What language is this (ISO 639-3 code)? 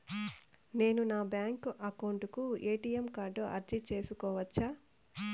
tel